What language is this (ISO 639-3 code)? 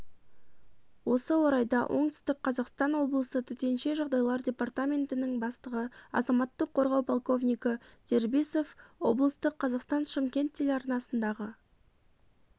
kaz